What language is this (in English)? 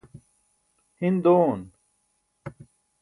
Burushaski